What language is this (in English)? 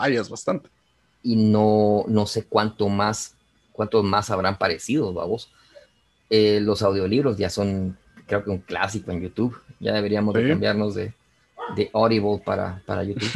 Spanish